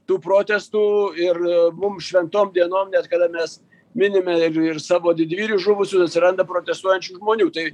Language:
Lithuanian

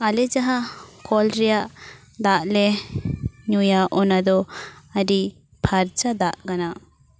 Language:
Santali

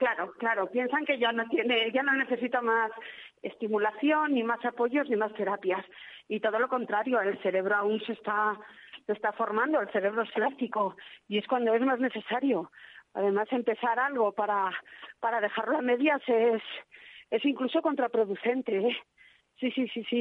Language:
Spanish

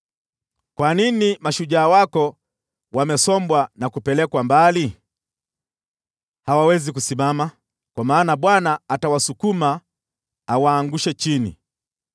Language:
Swahili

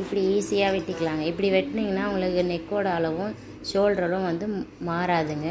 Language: Romanian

